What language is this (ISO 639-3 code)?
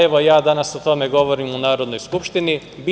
srp